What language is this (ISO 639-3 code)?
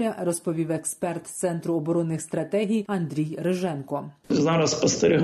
ukr